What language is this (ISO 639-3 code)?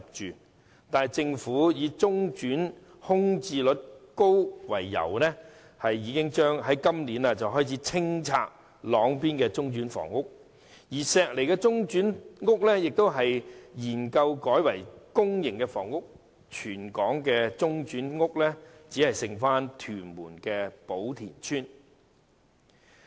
yue